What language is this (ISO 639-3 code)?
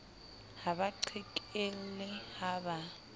sot